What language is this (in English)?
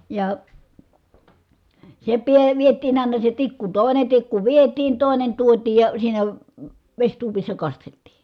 Finnish